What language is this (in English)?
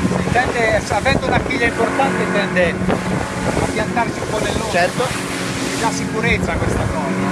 Italian